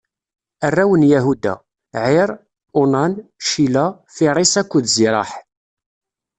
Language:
Kabyle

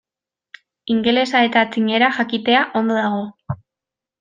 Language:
Basque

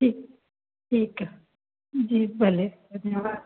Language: Sindhi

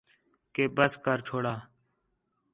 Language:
Khetrani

